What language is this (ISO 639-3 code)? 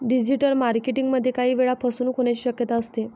mar